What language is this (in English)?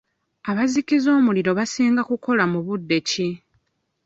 Ganda